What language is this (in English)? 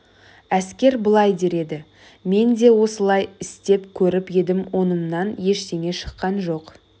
Kazakh